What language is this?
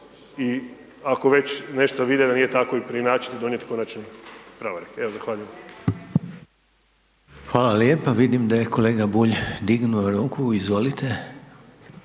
Croatian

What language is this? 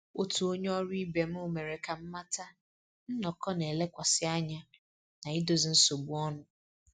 Igbo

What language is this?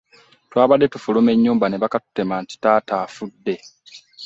Ganda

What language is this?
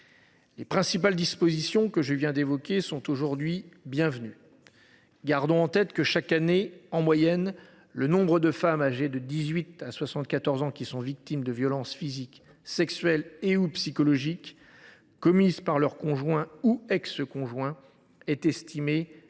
French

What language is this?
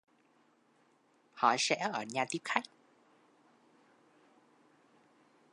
Vietnamese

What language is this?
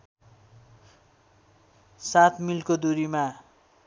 Nepali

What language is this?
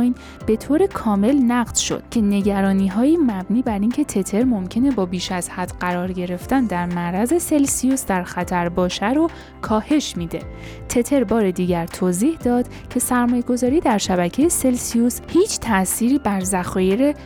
Persian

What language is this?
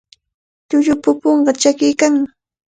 Cajatambo North Lima Quechua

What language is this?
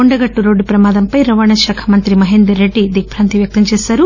Telugu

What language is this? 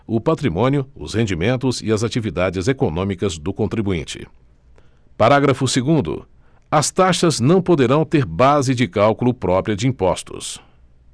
Portuguese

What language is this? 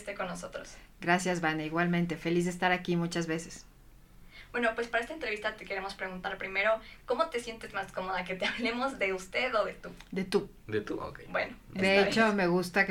Spanish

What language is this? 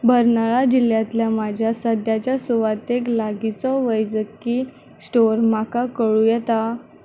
Konkani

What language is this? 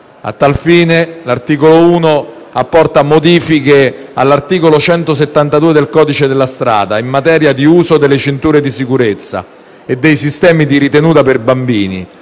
Italian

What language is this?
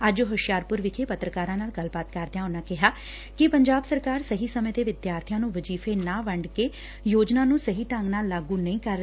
Punjabi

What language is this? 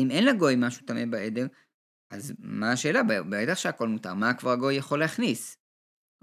Hebrew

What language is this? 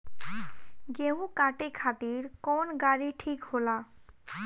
Bhojpuri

